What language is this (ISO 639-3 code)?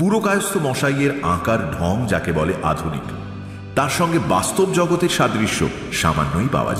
hin